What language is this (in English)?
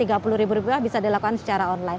Indonesian